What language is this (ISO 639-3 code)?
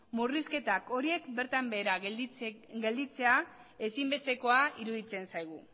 eus